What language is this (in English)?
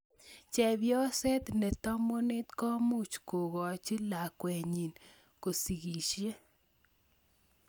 Kalenjin